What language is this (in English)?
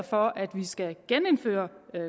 Danish